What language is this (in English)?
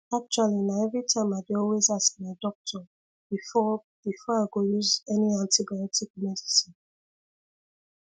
Nigerian Pidgin